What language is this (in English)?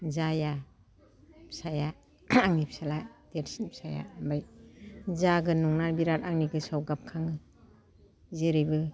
Bodo